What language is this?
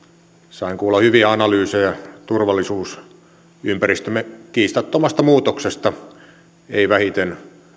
Finnish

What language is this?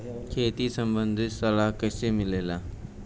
Bhojpuri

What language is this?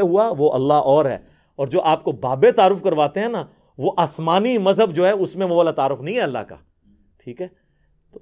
Urdu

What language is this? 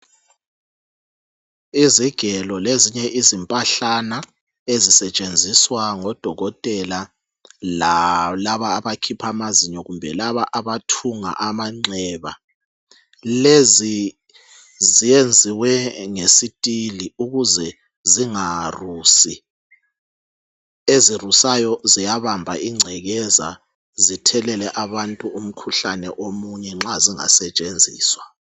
North Ndebele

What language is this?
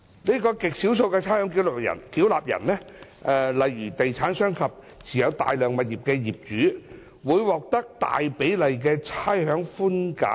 Cantonese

